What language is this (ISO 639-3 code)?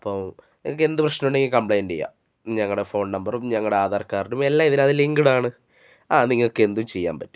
mal